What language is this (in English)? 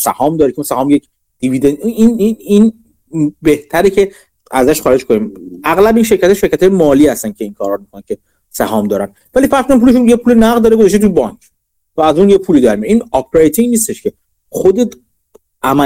Persian